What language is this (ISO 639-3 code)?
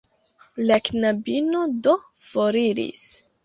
epo